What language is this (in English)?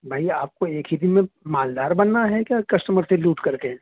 Urdu